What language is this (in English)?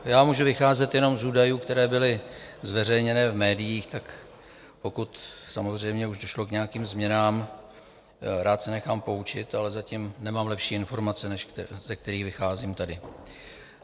Czech